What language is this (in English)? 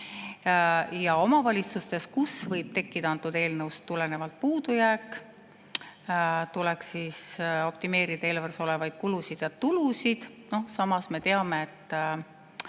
Estonian